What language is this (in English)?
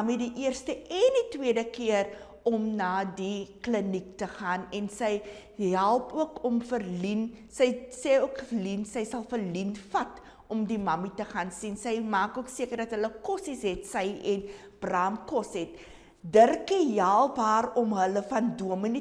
Dutch